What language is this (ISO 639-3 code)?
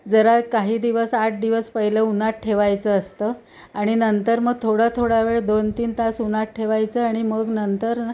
mar